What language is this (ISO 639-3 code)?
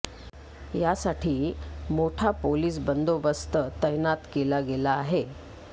mar